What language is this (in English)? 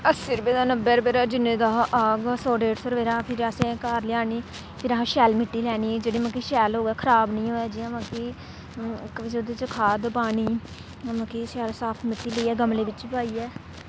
Dogri